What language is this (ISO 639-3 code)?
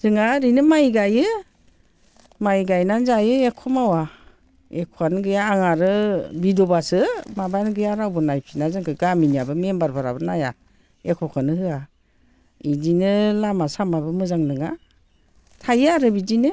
brx